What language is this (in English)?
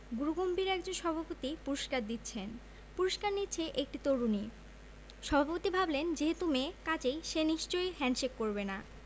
Bangla